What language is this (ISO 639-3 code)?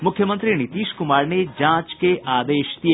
hin